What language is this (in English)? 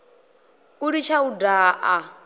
Venda